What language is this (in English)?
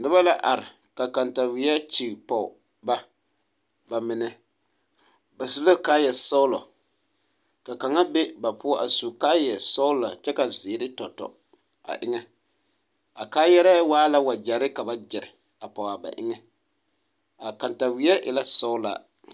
Southern Dagaare